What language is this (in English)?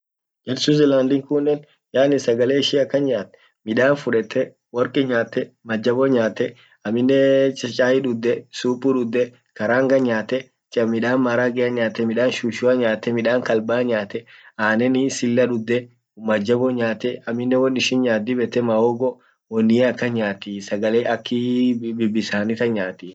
Orma